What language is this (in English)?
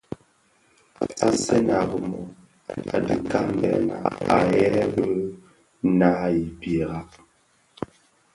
Bafia